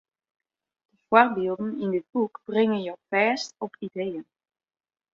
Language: Western Frisian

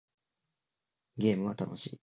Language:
Japanese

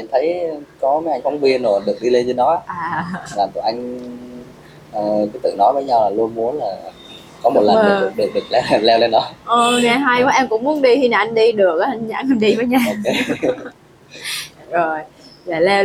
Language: Vietnamese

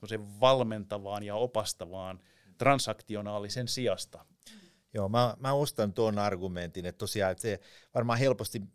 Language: Finnish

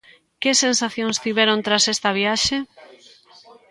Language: Galician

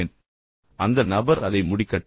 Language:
Tamil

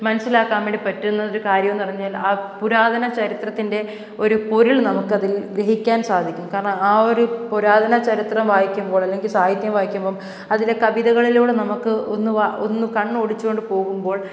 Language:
Malayalam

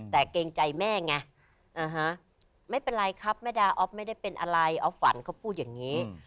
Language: Thai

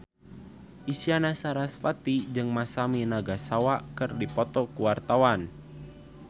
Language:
Sundanese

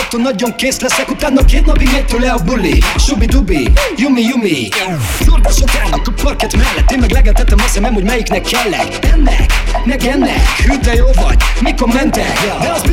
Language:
Hungarian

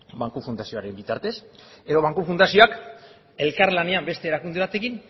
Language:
Basque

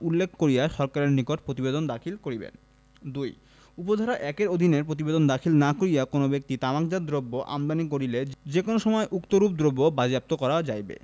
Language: Bangla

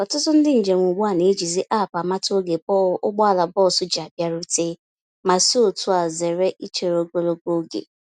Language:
Igbo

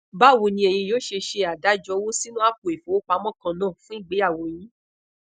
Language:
Yoruba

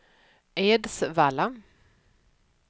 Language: Swedish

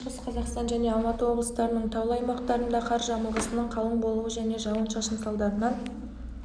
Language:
Kazakh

